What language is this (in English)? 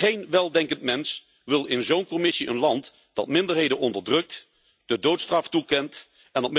Dutch